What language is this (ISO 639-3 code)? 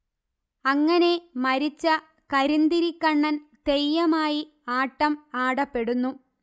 mal